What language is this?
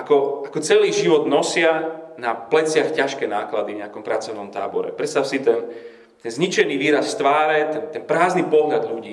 Slovak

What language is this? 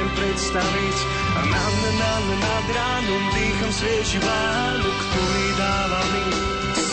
Slovak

